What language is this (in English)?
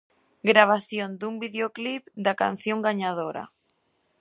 Galician